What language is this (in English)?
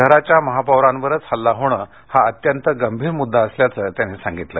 Marathi